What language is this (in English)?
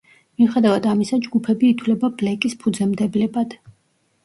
Georgian